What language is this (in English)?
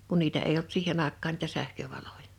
Finnish